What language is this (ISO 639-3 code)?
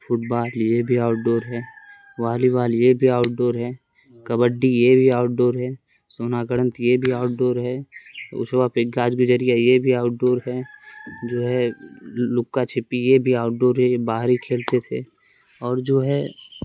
urd